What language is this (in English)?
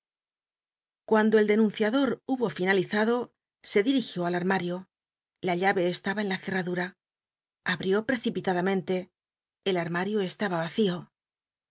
Spanish